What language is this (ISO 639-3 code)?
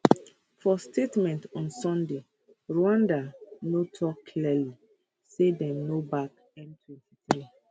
pcm